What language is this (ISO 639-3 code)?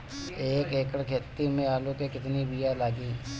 bho